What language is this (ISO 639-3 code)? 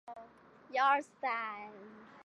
zho